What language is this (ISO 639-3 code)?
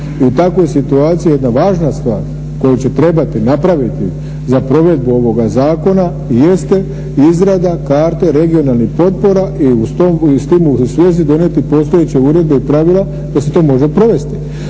hrv